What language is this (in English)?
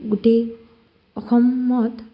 Assamese